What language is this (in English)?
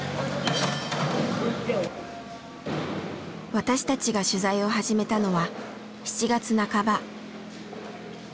Japanese